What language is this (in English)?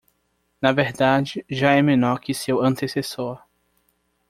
Portuguese